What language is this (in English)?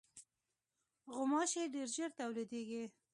Pashto